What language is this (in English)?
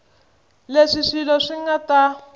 Tsonga